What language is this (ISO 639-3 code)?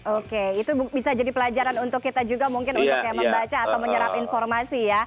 ind